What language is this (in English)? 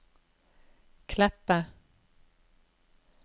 Norwegian